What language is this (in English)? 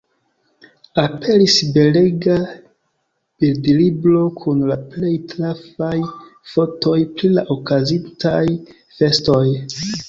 Esperanto